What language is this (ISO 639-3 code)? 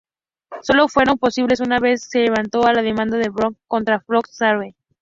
spa